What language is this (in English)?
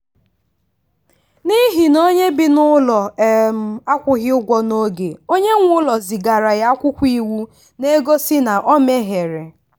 Igbo